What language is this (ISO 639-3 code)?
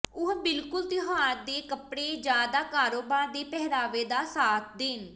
pan